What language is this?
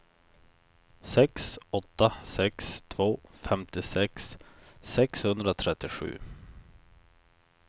Swedish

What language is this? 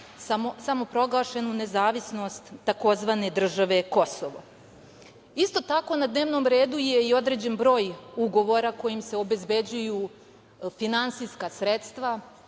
Serbian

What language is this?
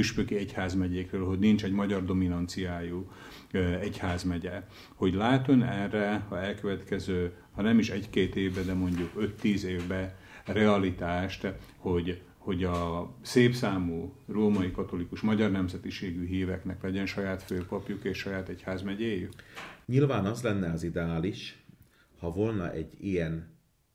Hungarian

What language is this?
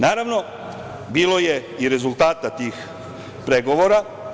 Serbian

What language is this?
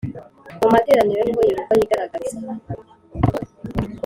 Kinyarwanda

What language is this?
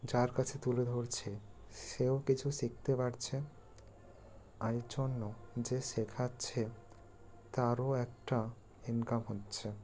Bangla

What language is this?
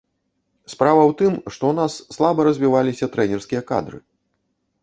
Belarusian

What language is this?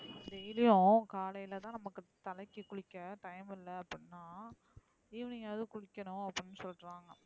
Tamil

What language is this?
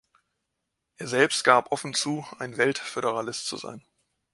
German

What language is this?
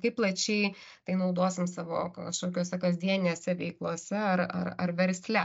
Lithuanian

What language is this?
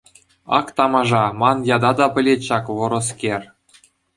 Chuvash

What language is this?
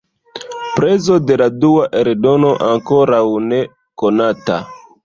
Esperanto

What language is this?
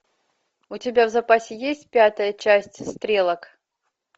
Russian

